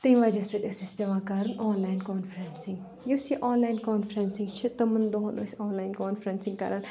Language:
Kashmiri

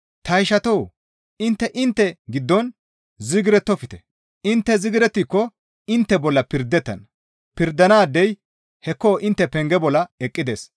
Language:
Gamo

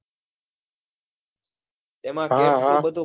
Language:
Gujarati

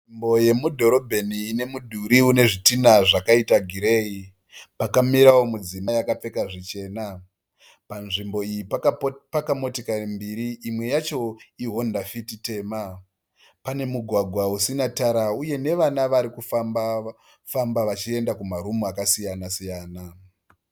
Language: Shona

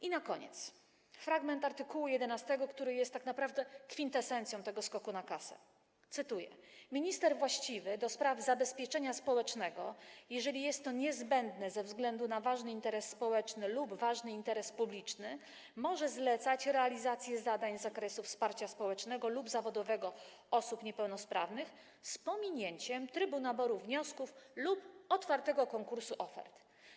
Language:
Polish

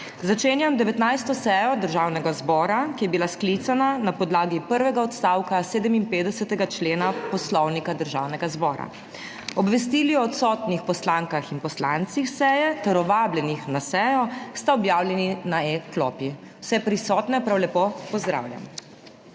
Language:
Slovenian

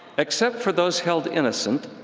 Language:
English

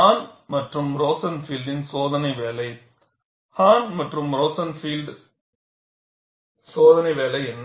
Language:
Tamil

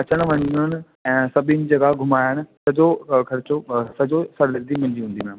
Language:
Sindhi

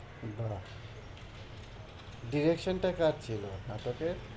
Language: Bangla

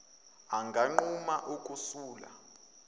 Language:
Zulu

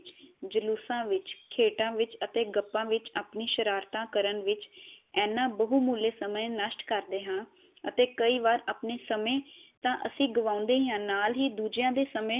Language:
Punjabi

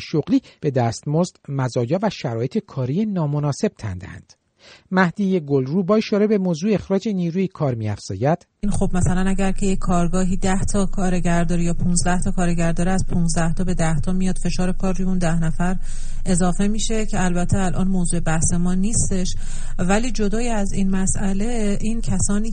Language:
Persian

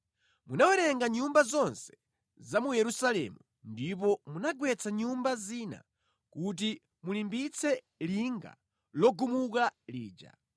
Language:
Nyanja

